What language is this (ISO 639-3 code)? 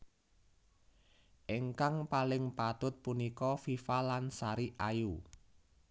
jav